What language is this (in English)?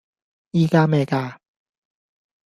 Cantonese